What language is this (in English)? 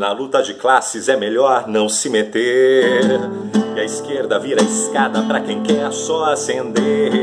Portuguese